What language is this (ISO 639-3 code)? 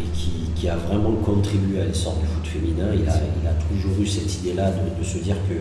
fra